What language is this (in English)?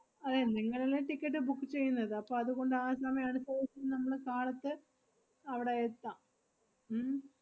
Malayalam